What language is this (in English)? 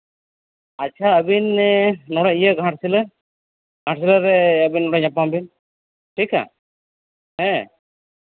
Santali